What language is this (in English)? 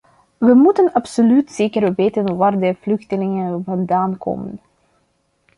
Dutch